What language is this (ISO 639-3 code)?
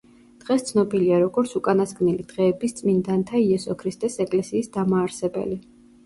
kat